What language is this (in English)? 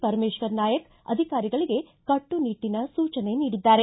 Kannada